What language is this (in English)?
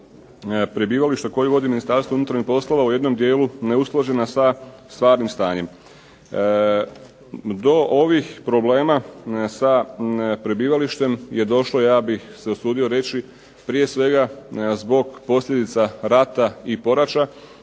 Croatian